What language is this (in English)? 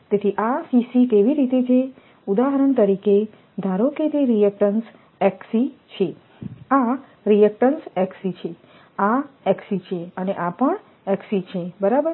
Gujarati